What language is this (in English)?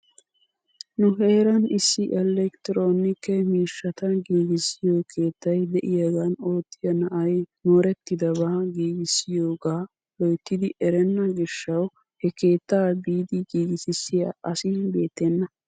Wolaytta